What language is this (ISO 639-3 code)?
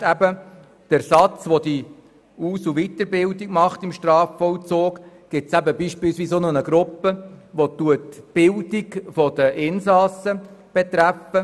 gsw